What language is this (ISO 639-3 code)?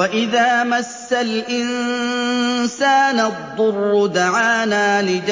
ara